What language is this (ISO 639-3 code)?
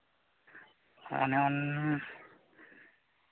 sat